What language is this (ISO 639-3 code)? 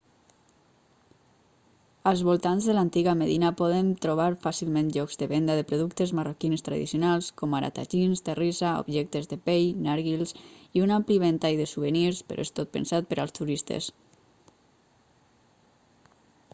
cat